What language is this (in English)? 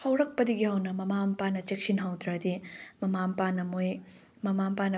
Manipuri